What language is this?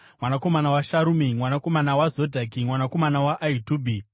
Shona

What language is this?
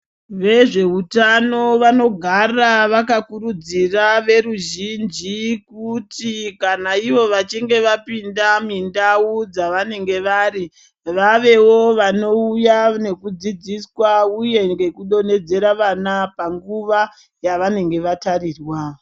Ndau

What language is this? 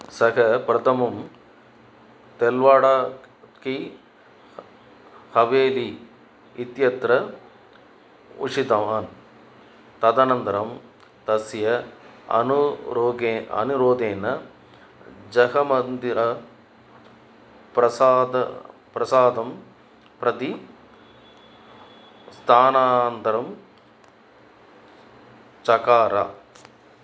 Sanskrit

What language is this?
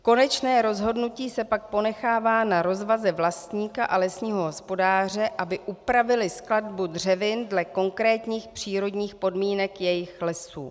Czech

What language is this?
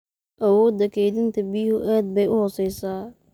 Somali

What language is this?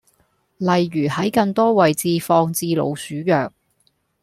Cantonese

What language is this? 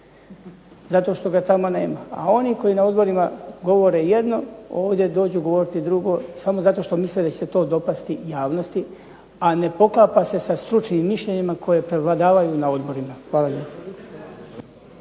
Croatian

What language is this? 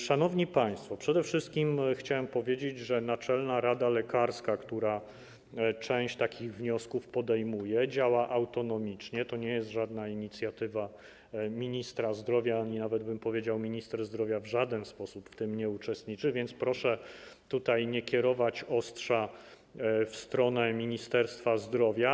Polish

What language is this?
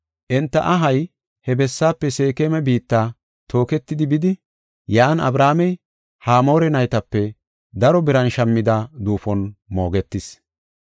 Gofa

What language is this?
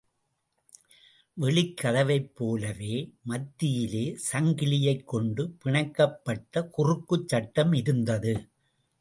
Tamil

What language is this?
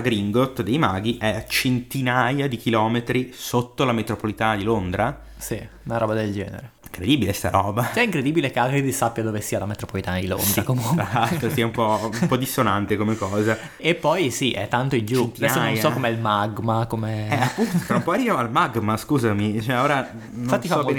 Italian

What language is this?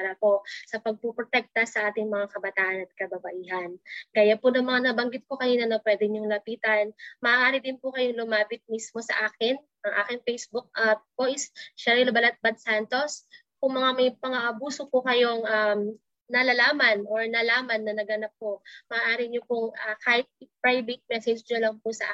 Filipino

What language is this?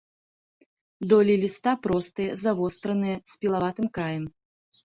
Belarusian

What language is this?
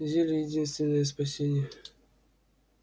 Russian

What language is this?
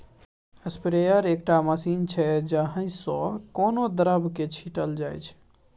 Maithili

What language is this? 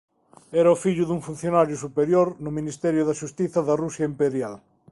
Galician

